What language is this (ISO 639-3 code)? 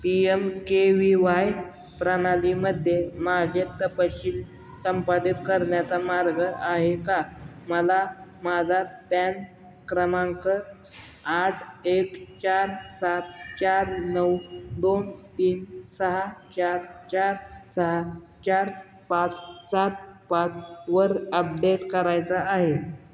mar